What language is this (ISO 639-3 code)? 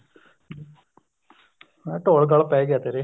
pan